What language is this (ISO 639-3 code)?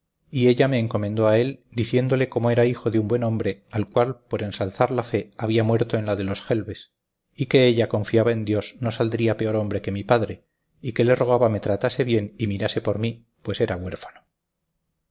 spa